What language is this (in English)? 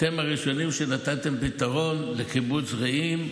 Hebrew